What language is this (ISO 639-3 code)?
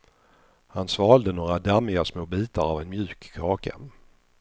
swe